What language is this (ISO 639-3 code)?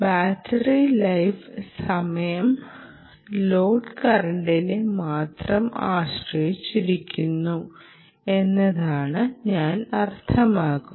mal